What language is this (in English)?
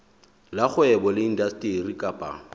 Southern Sotho